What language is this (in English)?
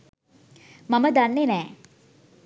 Sinhala